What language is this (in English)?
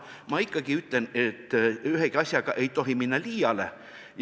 Estonian